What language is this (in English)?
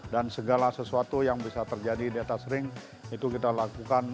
Indonesian